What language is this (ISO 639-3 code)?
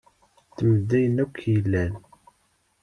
kab